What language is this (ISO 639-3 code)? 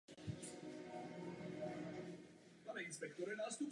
ces